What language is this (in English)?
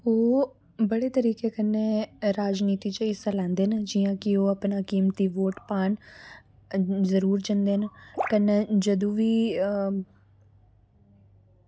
Dogri